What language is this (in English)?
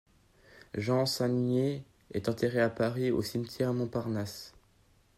French